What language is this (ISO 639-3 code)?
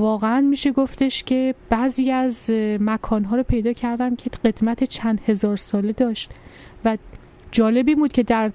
fas